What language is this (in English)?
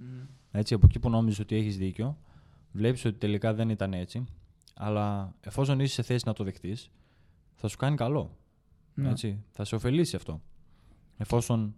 Greek